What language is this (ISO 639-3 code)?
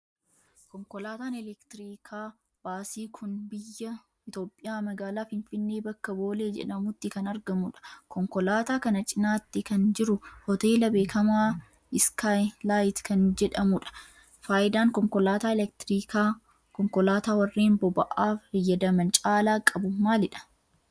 orm